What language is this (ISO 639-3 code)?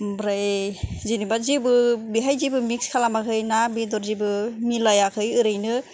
brx